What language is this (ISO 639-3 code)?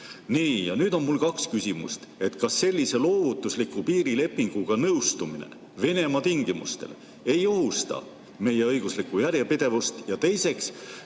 est